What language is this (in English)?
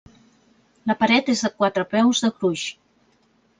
Catalan